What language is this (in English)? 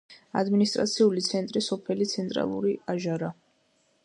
Georgian